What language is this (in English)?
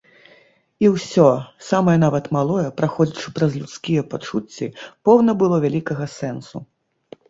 Belarusian